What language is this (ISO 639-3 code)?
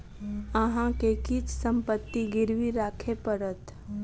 mai